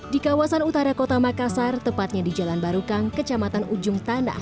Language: Indonesian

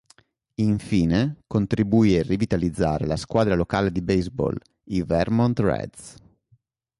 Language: Italian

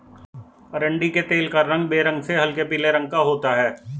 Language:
Hindi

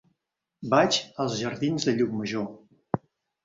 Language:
Catalan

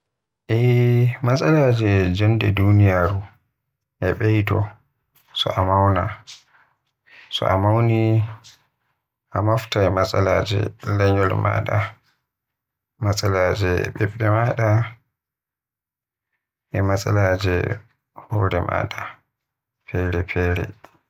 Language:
Western Niger Fulfulde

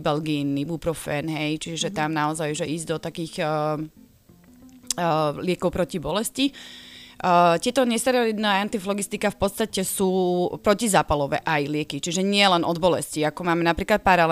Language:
Slovak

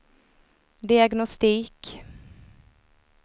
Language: Swedish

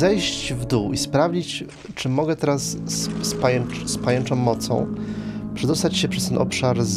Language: Polish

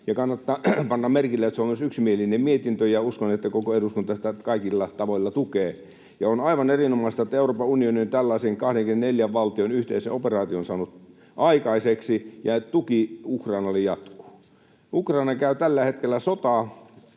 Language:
Finnish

